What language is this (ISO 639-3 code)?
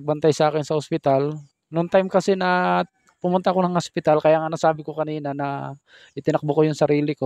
fil